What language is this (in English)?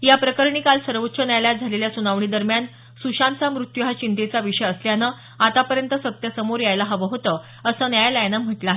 Marathi